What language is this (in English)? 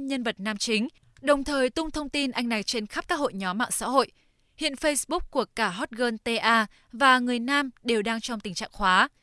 Vietnamese